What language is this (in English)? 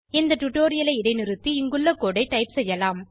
Tamil